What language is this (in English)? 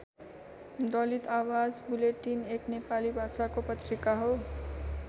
Nepali